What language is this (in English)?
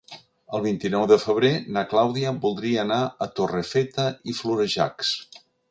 Catalan